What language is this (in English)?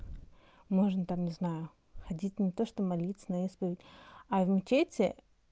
Russian